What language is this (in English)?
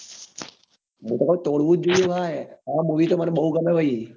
Gujarati